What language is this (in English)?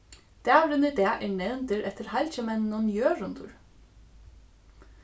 Faroese